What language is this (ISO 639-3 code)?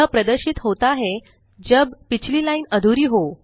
hin